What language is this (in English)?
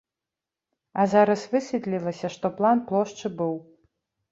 Belarusian